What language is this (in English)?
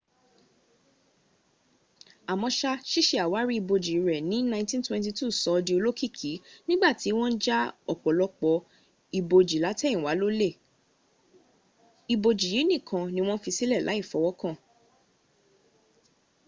Yoruba